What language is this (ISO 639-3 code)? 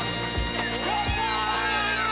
jpn